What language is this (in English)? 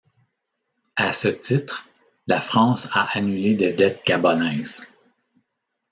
French